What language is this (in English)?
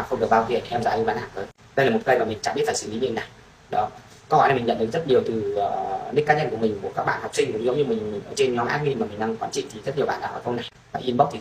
Vietnamese